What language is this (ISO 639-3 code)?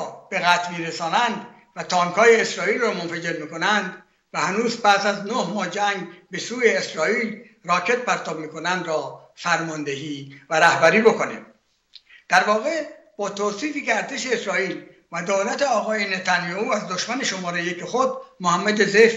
fas